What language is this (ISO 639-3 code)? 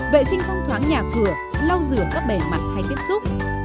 vie